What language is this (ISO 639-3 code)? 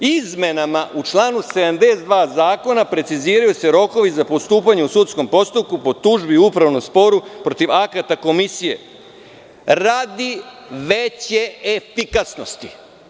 srp